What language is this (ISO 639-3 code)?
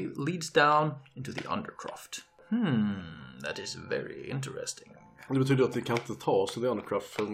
swe